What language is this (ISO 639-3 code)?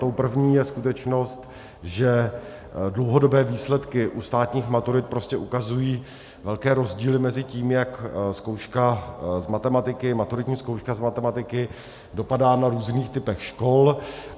ces